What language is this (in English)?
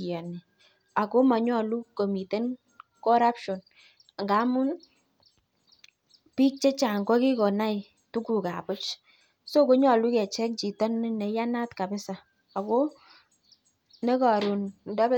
Kalenjin